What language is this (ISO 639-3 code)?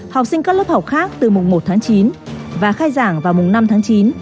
vie